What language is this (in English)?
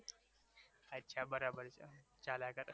Gujarati